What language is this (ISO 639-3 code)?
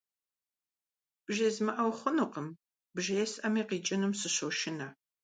kbd